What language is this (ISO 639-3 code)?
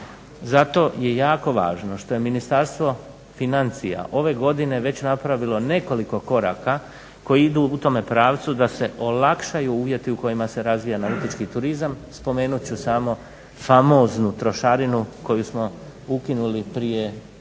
hrv